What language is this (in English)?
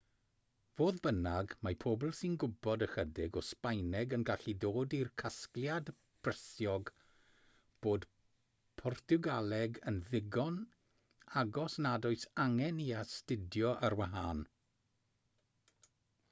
Welsh